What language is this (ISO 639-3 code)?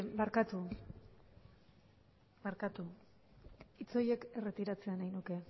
eus